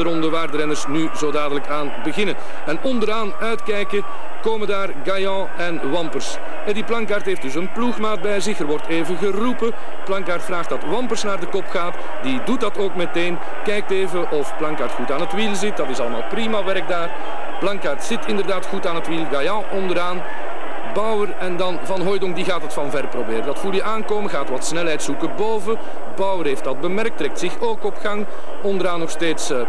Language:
Dutch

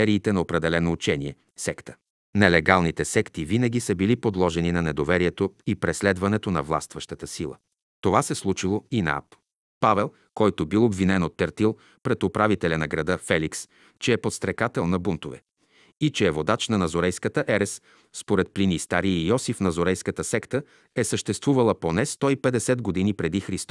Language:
Bulgarian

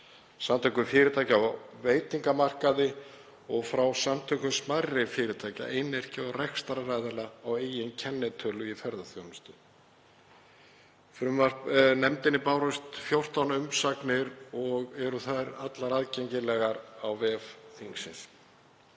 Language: Icelandic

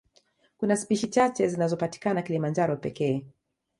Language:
Swahili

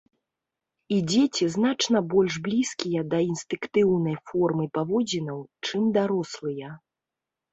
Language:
Belarusian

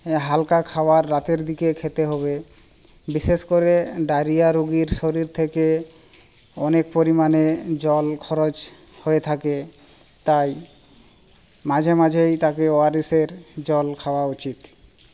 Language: Bangla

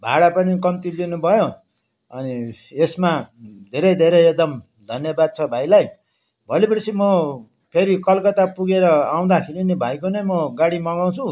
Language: Nepali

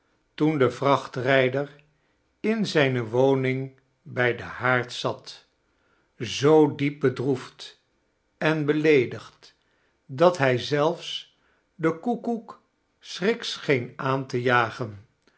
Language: Dutch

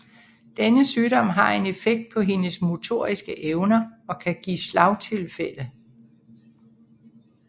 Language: Danish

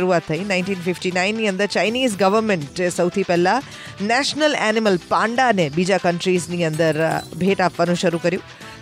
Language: Hindi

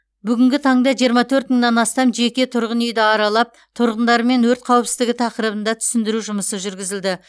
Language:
Kazakh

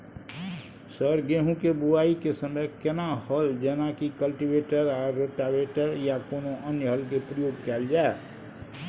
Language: Maithili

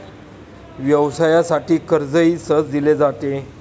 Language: Marathi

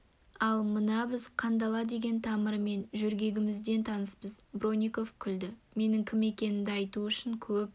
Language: Kazakh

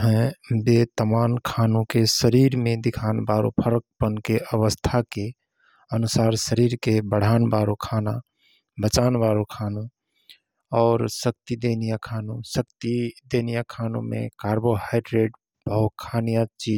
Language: Rana Tharu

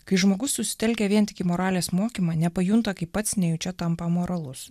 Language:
Lithuanian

